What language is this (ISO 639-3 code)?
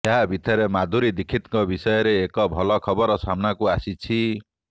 ori